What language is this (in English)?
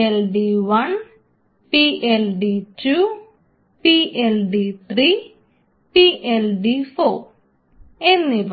Malayalam